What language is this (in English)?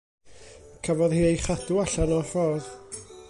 Welsh